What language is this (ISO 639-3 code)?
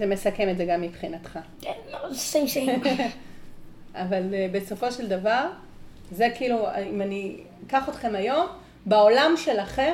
heb